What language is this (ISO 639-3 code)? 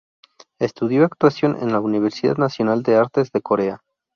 spa